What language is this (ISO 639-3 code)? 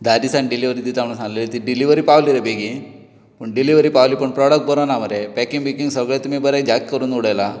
kok